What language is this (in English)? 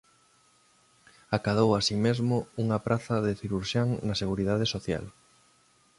Galician